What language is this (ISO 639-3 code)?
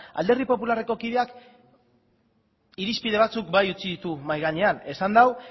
eus